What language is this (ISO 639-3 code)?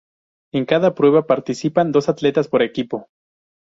spa